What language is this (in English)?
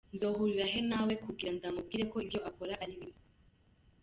Kinyarwanda